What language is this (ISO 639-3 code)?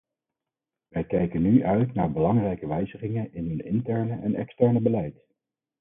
nld